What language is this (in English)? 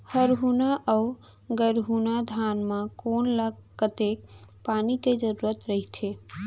Chhattisgarhi